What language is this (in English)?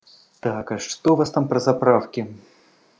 Russian